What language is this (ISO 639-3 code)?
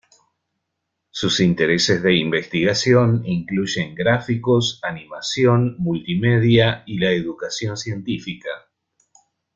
spa